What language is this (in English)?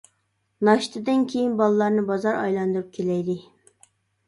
Uyghur